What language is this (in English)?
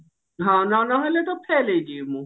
Odia